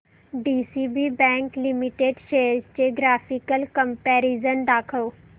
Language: Marathi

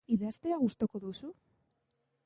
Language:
Basque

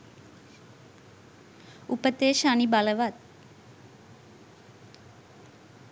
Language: Sinhala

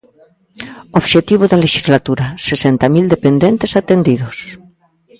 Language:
Galician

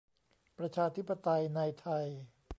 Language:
Thai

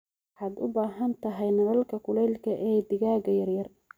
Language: Somali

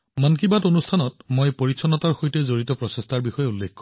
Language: Assamese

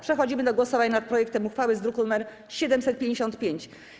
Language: Polish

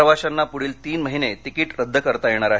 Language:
Marathi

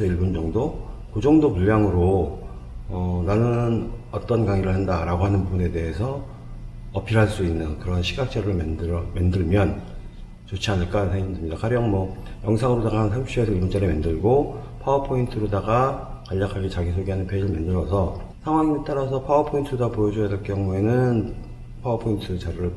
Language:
Korean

